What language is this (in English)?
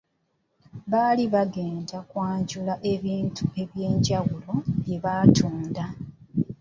Ganda